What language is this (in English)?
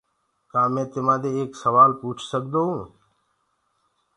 Gurgula